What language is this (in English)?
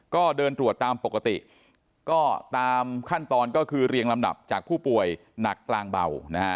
Thai